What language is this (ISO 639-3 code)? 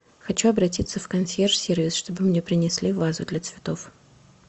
rus